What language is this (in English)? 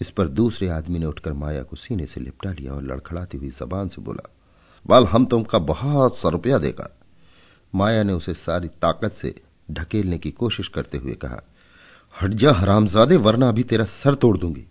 Hindi